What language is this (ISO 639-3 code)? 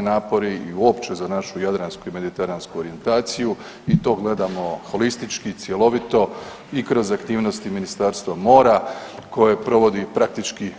hrv